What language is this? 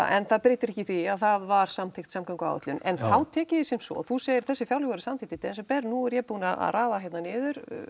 Icelandic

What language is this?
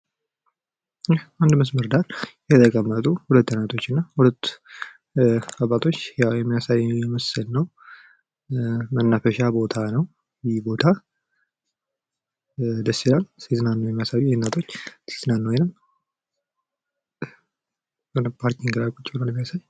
Amharic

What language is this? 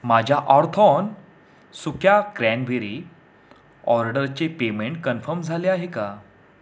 Marathi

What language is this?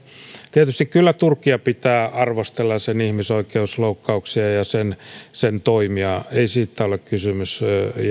Finnish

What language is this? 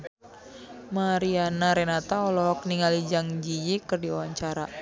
Sundanese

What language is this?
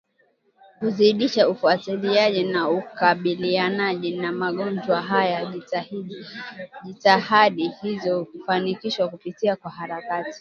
Swahili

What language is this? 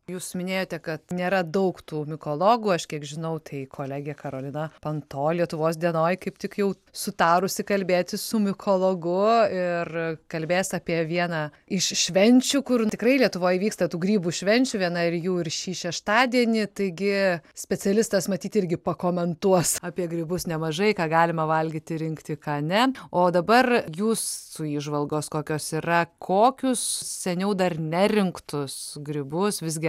Lithuanian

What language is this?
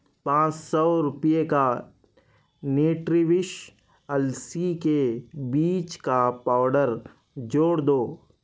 Urdu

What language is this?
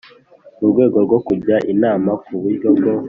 Kinyarwanda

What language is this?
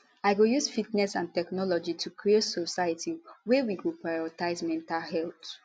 Nigerian Pidgin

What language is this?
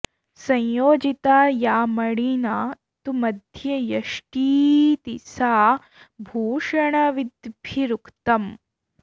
Sanskrit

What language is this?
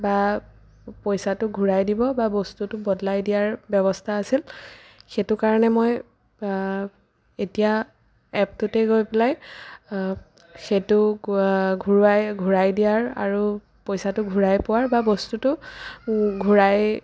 Assamese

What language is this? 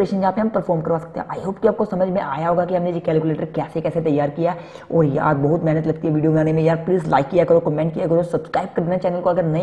Hindi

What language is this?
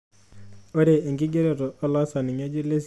Masai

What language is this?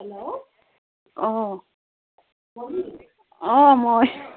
Assamese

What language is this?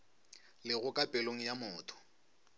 Northern Sotho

